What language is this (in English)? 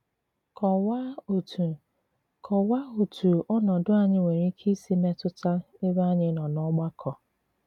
Igbo